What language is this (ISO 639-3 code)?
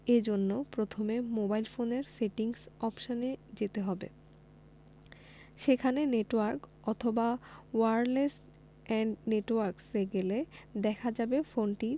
ben